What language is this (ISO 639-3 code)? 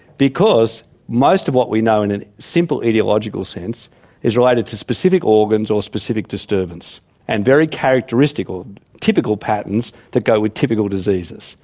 eng